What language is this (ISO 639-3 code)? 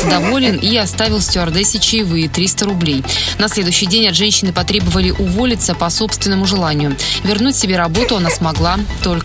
rus